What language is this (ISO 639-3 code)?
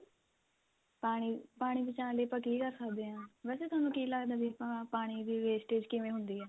pan